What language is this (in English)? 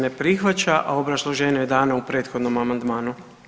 Croatian